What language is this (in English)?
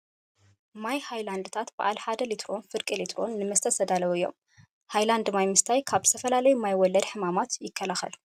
Tigrinya